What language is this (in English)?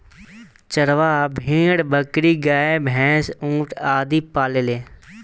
Bhojpuri